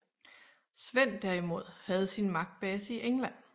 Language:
Danish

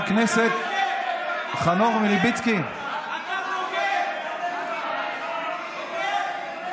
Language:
Hebrew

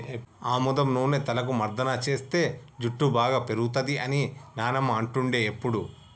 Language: Telugu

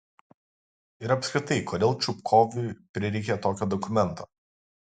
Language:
Lithuanian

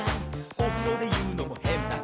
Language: Japanese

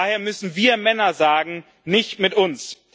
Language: German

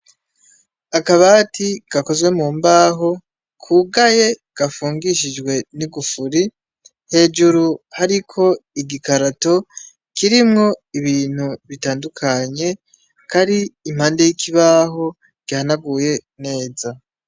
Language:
Rundi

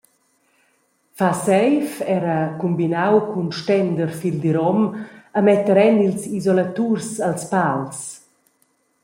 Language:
Romansh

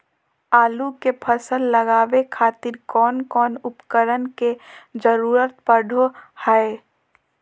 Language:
Magahi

